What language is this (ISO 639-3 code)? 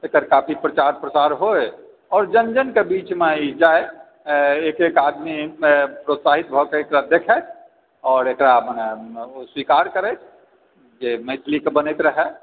mai